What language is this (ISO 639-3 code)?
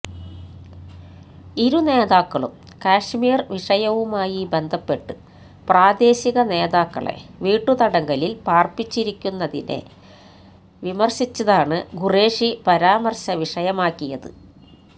mal